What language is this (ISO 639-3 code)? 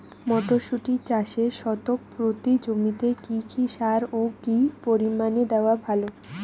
ben